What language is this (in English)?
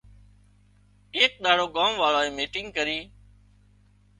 Wadiyara Koli